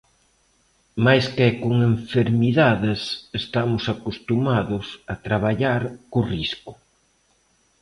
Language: Galician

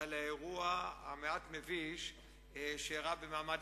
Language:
Hebrew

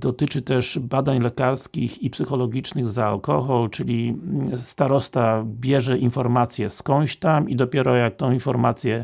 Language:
Polish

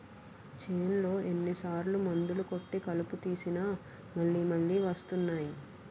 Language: Telugu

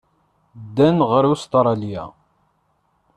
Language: Kabyle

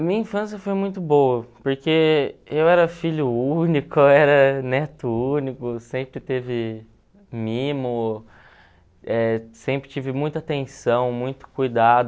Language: Portuguese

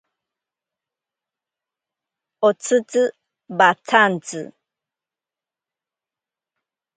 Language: Ashéninka Perené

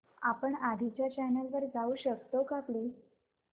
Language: Marathi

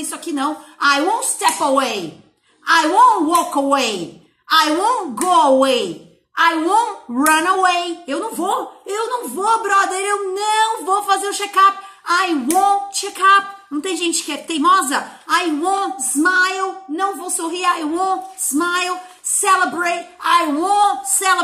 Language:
Portuguese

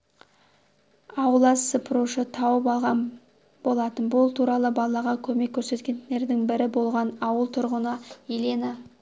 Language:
Kazakh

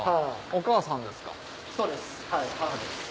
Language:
Japanese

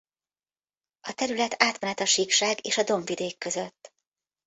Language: Hungarian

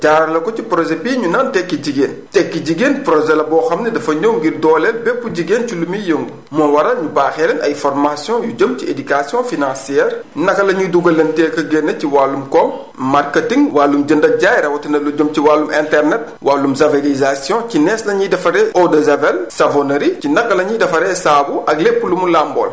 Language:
Wolof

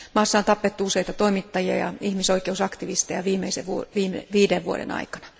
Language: Finnish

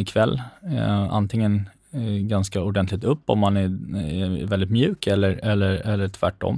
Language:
Swedish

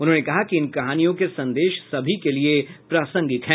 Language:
Hindi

